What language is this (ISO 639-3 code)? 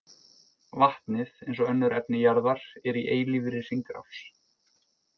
isl